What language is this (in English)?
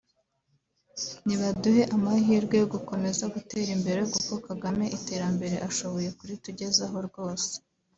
Kinyarwanda